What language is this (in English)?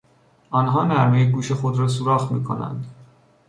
Persian